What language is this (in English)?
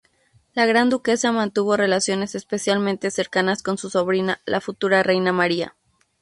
Spanish